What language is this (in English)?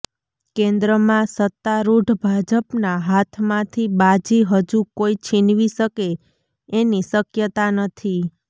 Gujarati